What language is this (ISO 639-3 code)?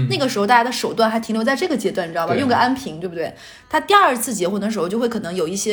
zho